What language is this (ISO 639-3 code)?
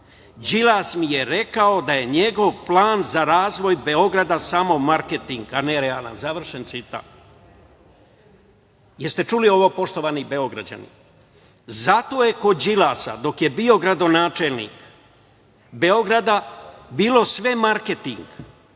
srp